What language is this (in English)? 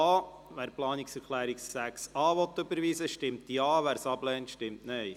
Swiss German